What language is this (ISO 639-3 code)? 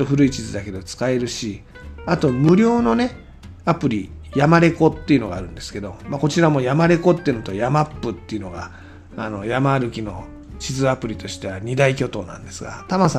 jpn